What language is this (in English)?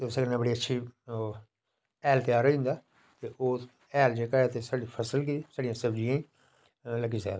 Dogri